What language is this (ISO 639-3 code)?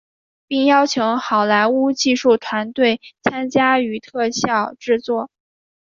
zho